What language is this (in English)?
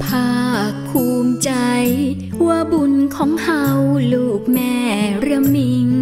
Thai